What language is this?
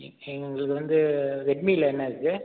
Tamil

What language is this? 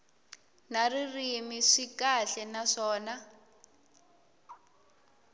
Tsonga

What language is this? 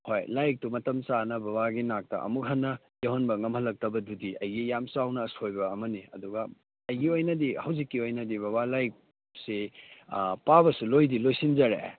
Manipuri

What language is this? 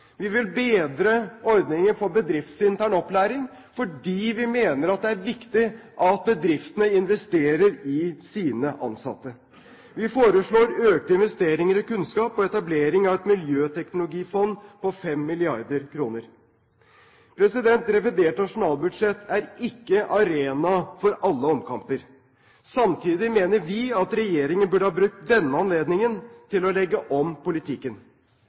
Norwegian Bokmål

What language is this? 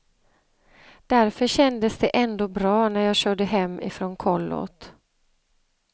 Swedish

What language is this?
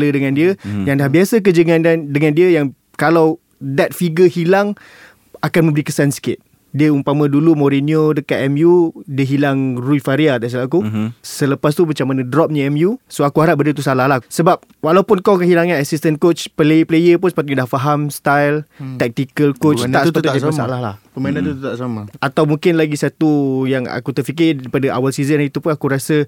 Malay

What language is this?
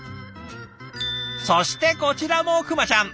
Japanese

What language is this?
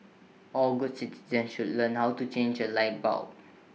English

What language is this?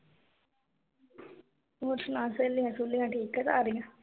Punjabi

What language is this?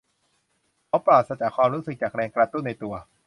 Thai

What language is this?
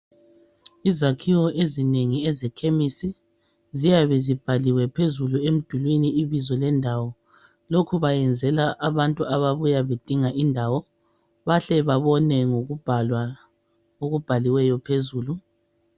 North Ndebele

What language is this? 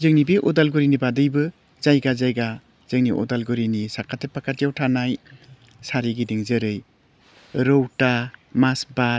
Bodo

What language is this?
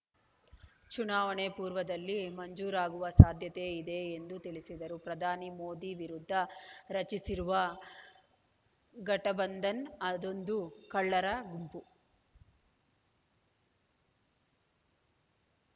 Kannada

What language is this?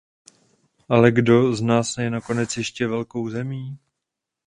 Czech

